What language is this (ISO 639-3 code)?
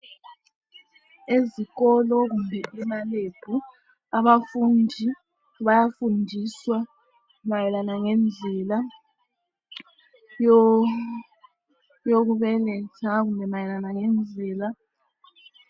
nde